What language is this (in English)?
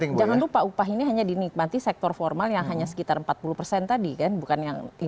Indonesian